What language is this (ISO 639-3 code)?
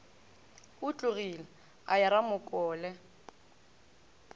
nso